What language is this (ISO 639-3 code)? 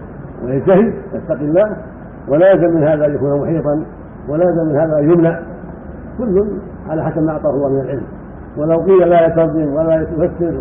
ara